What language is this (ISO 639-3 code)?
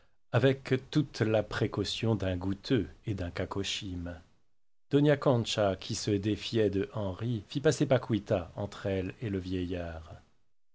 fra